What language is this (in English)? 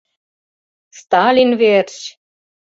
Mari